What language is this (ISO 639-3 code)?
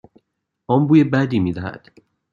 fas